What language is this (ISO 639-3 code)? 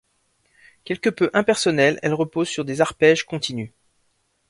fra